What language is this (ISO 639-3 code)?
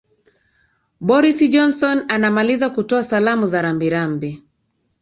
swa